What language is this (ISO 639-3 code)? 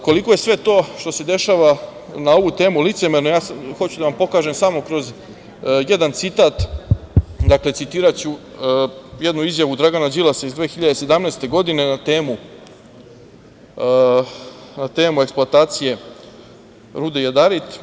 srp